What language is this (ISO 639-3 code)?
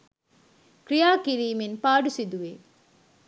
sin